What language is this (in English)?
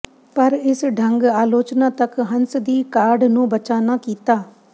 Punjabi